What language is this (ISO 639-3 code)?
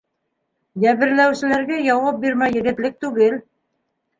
bak